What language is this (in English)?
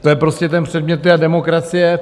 Czech